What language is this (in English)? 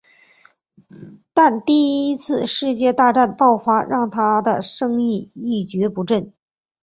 Chinese